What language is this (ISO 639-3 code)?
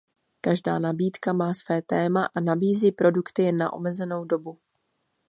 ces